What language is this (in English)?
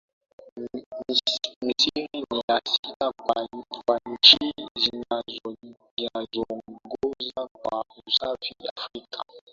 Swahili